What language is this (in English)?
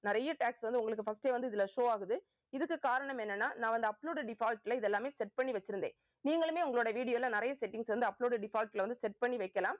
Tamil